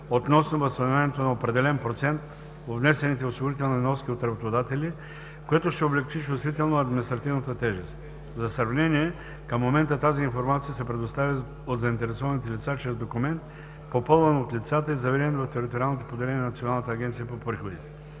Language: Bulgarian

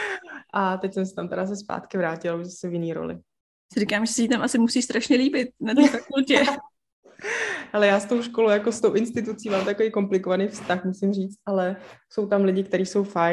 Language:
Czech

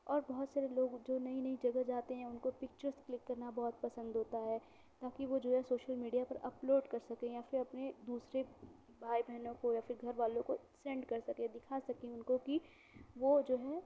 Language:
Urdu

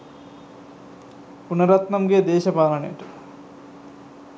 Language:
Sinhala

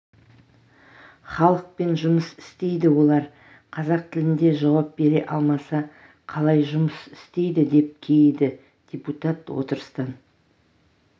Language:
Kazakh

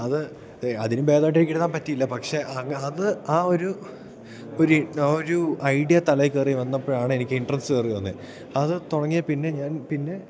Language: Malayalam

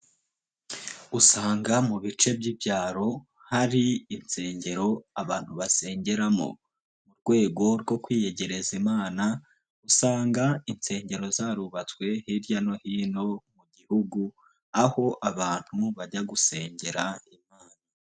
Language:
Kinyarwanda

